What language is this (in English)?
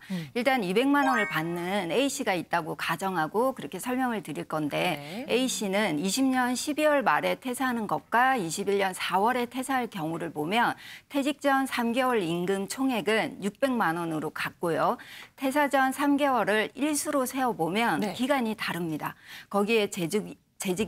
Korean